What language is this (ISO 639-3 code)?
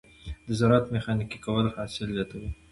pus